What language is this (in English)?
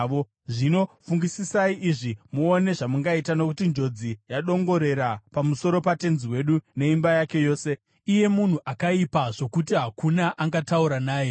Shona